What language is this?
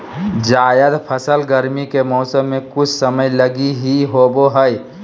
Magahi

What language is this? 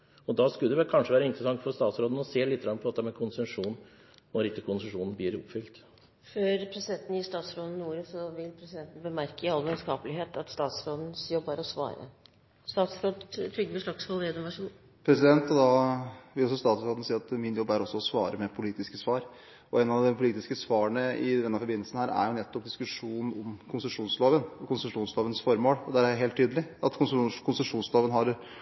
Norwegian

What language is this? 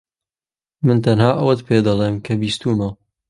Central Kurdish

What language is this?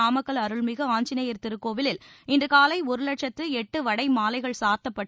Tamil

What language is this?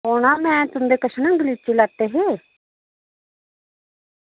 Dogri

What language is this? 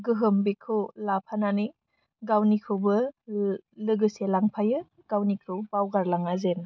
Bodo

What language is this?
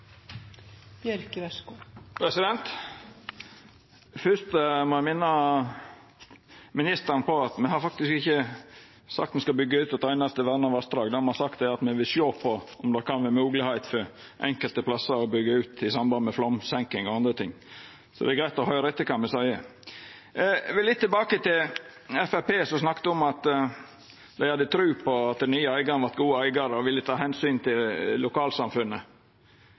Norwegian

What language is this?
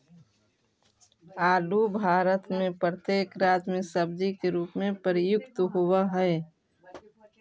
Magahi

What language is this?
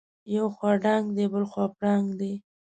Pashto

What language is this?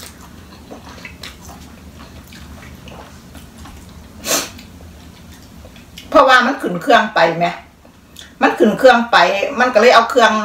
Thai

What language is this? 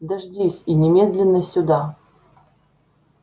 Russian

